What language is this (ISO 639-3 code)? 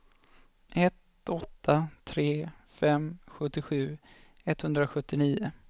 swe